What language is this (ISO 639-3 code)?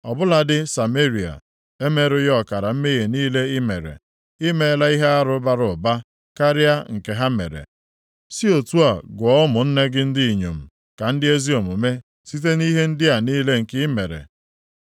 ibo